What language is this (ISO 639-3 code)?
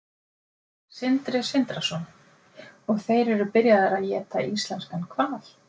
isl